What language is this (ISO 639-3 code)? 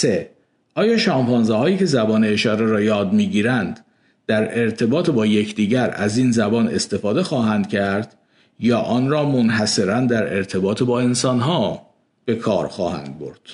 fas